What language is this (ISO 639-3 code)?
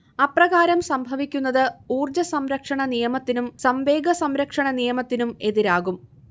mal